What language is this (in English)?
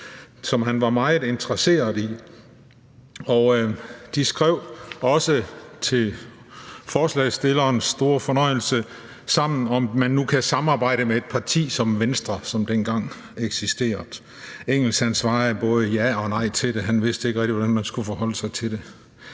Danish